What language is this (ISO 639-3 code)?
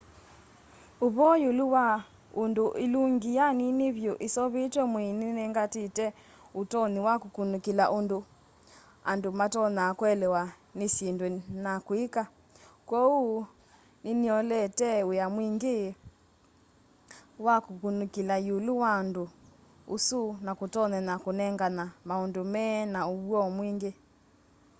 kam